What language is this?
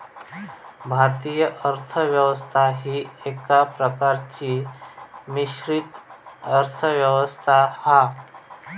Marathi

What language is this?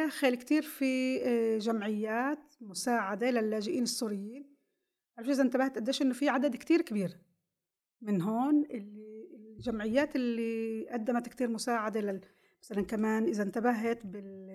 Arabic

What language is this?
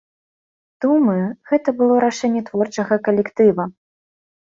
Belarusian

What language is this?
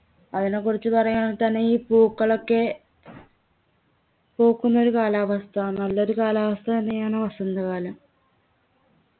Malayalam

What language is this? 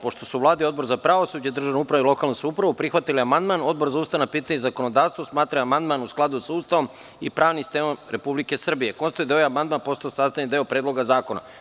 Serbian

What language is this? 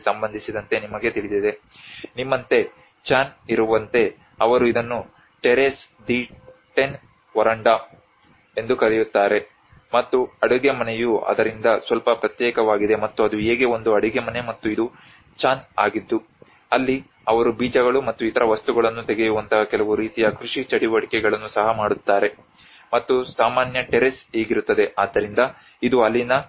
Kannada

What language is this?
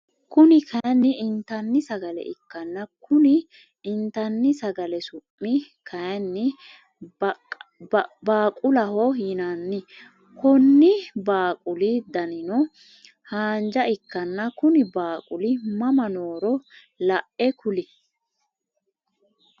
Sidamo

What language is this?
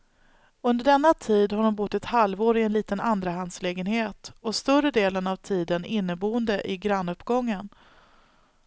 Swedish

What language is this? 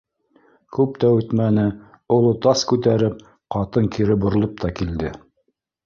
Bashkir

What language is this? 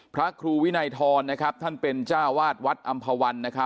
Thai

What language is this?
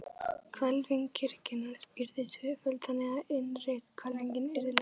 Icelandic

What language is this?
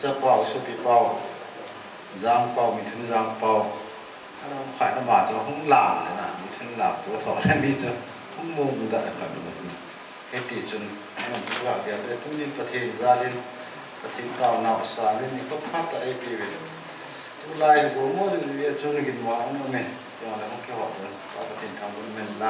Thai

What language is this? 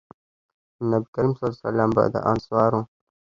Pashto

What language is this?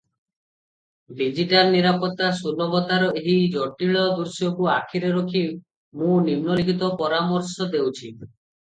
Odia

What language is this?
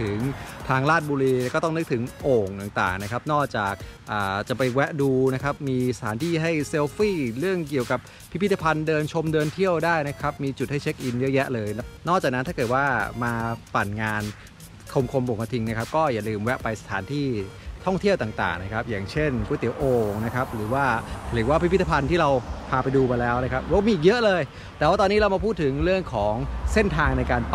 Thai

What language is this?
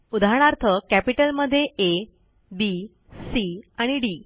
Marathi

